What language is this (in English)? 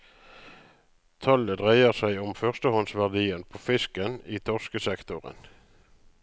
Norwegian